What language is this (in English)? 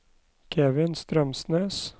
Norwegian